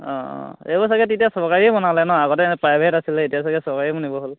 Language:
Assamese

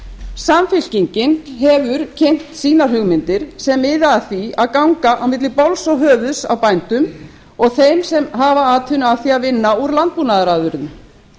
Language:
Icelandic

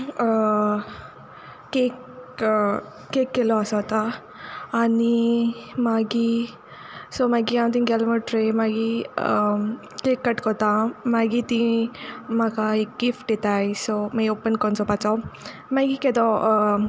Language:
Konkani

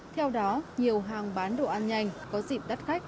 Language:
Vietnamese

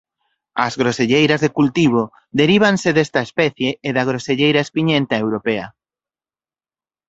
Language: Galician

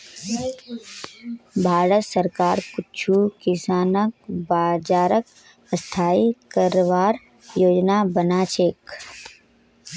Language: Magahi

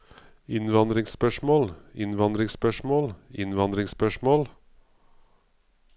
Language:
Norwegian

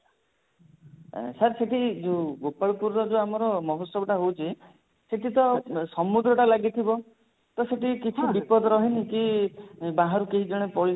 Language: Odia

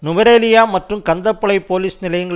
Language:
Tamil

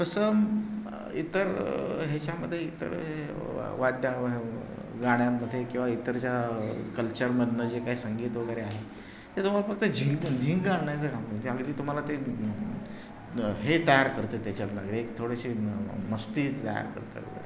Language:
Marathi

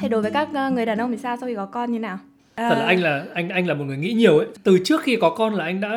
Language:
Vietnamese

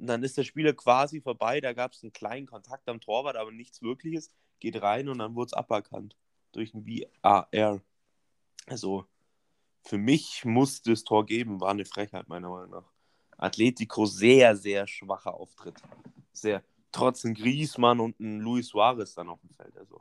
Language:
German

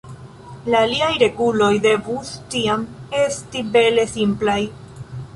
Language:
Esperanto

